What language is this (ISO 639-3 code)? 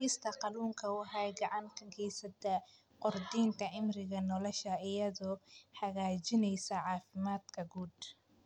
som